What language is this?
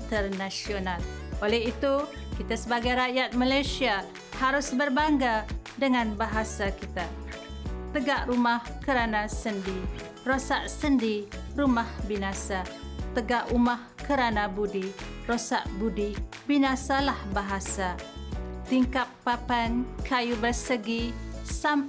Malay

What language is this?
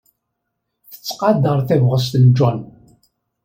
Kabyle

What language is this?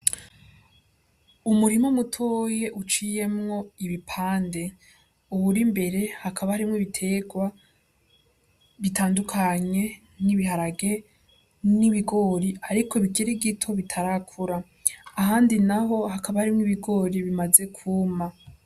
Rundi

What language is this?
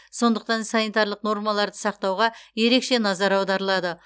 Kazakh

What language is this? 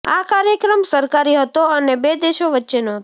Gujarati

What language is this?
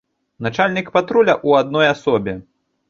Belarusian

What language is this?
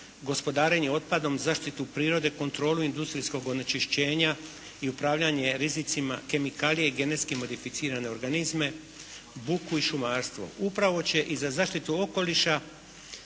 Croatian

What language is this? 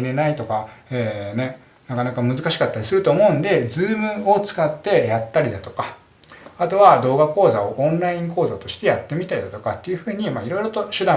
Japanese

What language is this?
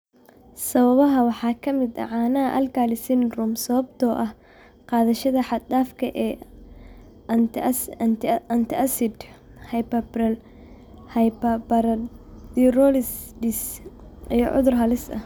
Somali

